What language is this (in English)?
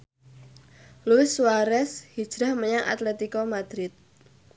Javanese